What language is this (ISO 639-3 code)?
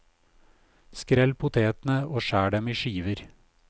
nor